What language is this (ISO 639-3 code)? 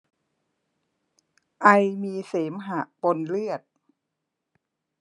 tha